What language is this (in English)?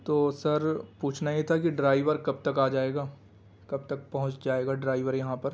Urdu